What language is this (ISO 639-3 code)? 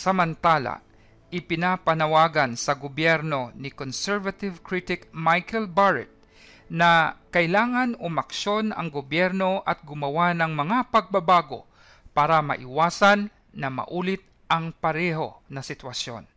fil